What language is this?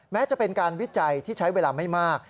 Thai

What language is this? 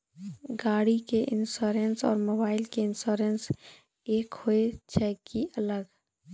Maithili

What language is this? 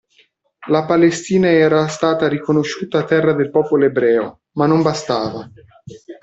Italian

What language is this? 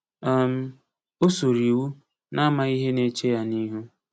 Igbo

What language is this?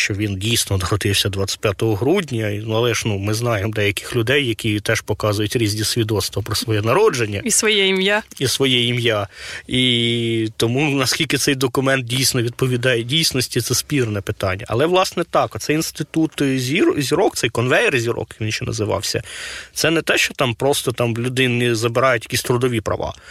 Ukrainian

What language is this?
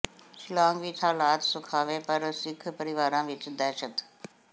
Punjabi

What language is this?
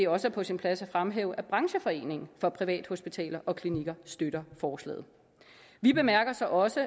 Danish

